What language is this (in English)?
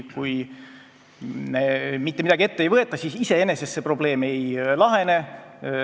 Estonian